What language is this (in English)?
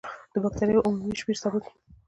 Pashto